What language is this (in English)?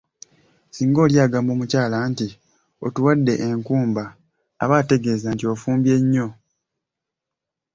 Ganda